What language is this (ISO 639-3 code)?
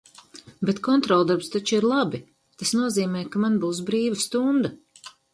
lav